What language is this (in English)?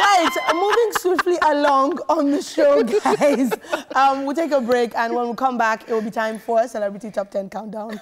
English